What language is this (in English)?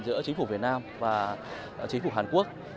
Vietnamese